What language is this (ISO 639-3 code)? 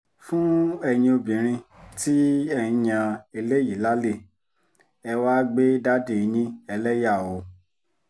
yor